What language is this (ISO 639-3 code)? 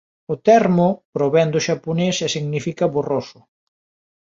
glg